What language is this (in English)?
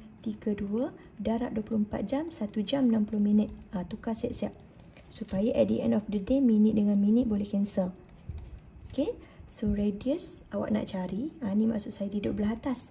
Malay